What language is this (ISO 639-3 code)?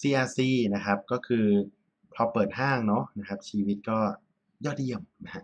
tha